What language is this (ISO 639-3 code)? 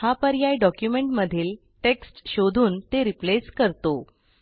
mar